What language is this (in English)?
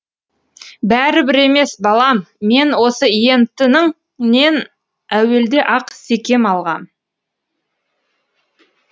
Kazakh